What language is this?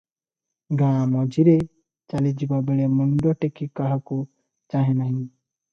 Odia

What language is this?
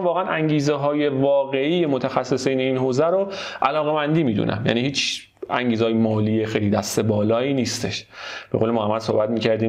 Persian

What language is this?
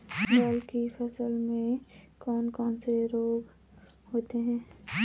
Hindi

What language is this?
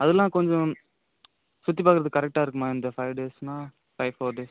Tamil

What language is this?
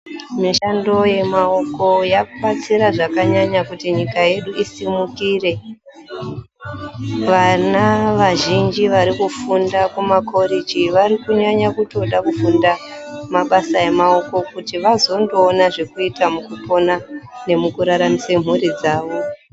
Ndau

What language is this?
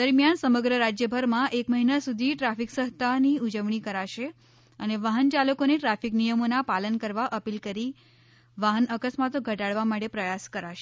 Gujarati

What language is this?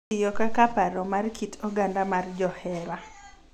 Luo (Kenya and Tanzania)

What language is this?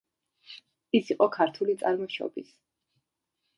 Georgian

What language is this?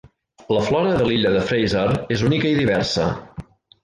Catalan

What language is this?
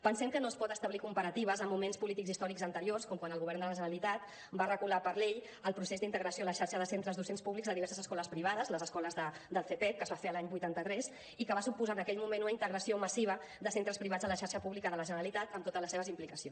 Catalan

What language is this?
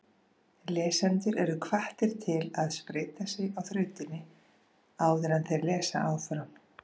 Icelandic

